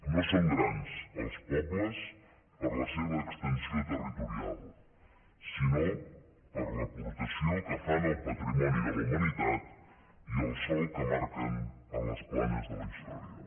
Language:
Catalan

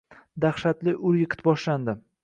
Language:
Uzbek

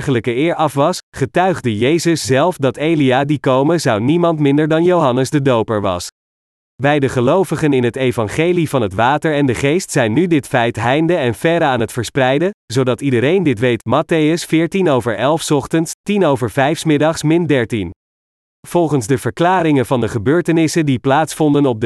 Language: Dutch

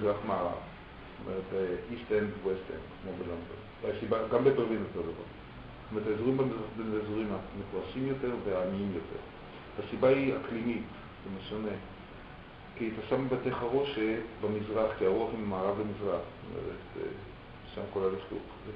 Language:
Hebrew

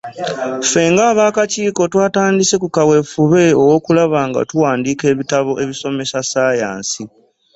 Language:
Ganda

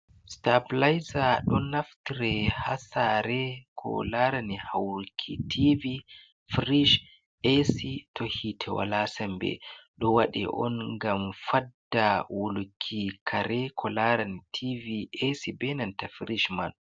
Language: Fula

